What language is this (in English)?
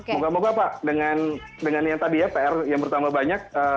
Indonesian